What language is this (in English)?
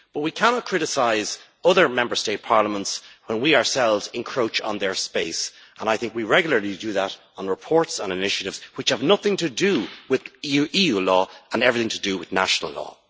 English